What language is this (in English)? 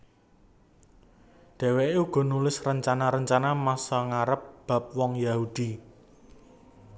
Javanese